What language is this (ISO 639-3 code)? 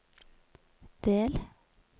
nor